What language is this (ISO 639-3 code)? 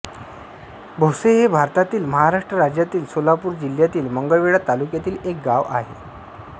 mar